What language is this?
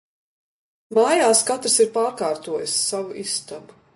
Latvian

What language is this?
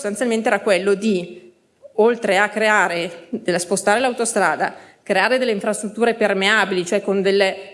Italian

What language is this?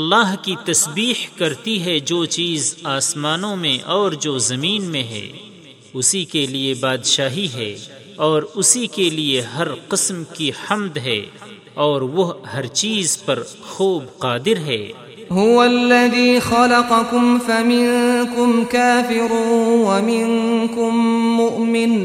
Urdu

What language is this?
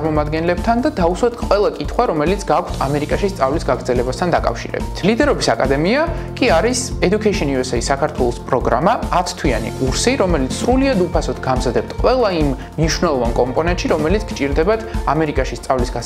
Romanian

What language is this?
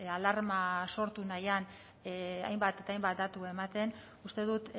Basque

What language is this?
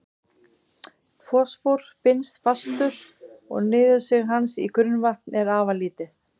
Icelandic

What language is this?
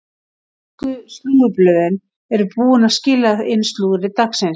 Icelandic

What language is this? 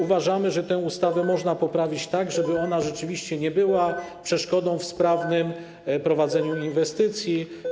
Polish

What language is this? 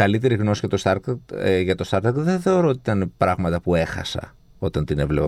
Greek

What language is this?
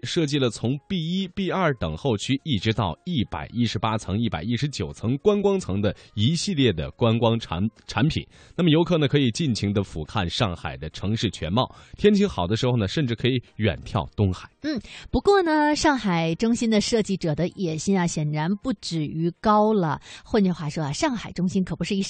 Chinese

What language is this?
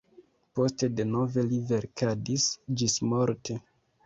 Esperanto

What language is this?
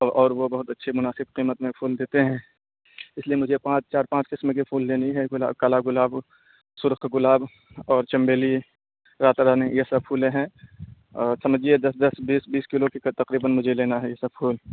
Urdu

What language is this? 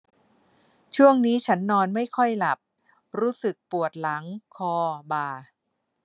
Thai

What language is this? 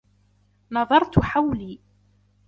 Arabic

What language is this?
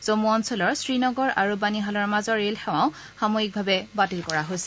Assamese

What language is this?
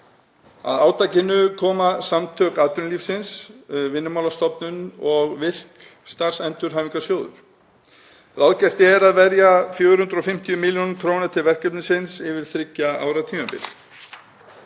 Icelandic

